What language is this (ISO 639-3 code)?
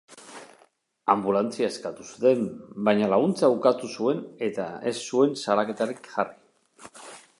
eus